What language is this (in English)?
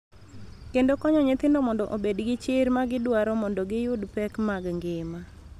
Luo (Kenya and Tanzania)